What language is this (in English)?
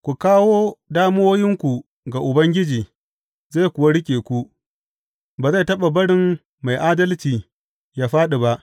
Hausa